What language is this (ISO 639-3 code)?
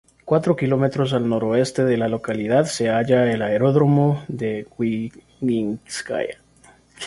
spa